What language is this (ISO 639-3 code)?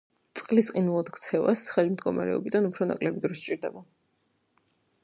kat